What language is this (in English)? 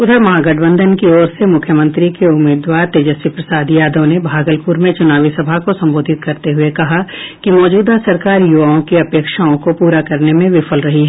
Hindi